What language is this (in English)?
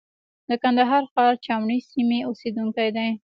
Pashto